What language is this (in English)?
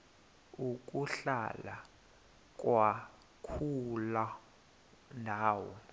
Xhosa